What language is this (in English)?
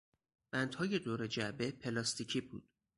Persian